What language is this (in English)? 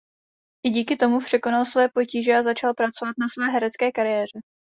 Czech